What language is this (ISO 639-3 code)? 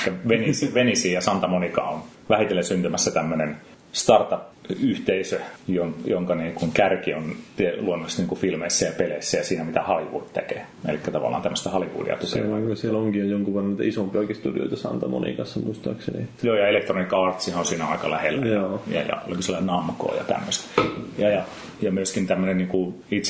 fin